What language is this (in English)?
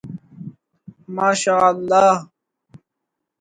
Urdu